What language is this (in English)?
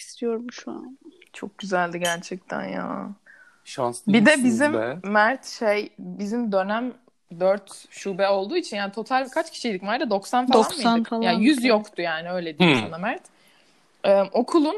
Turkish